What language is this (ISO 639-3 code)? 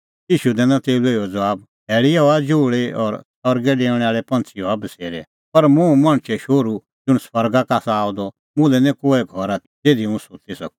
kfx